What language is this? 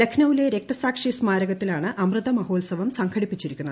Malayalam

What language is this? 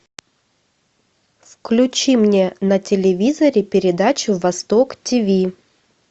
Russian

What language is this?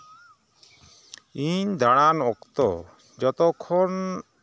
Santali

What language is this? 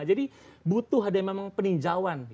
Indonesian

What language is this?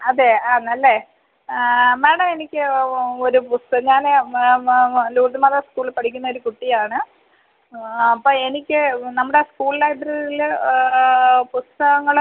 Malayalam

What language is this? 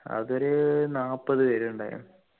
Malayalam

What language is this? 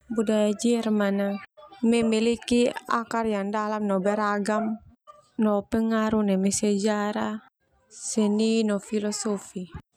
Termanu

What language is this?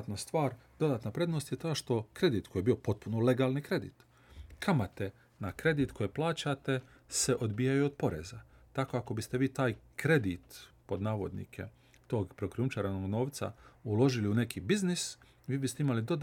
Croatian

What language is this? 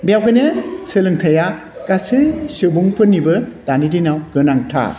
Bodo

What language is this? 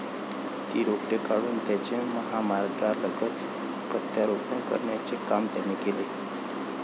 Marathi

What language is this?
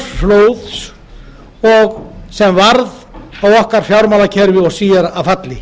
Icelandic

